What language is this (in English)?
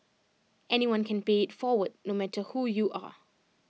English